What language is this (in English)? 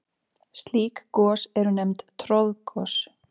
Icelandic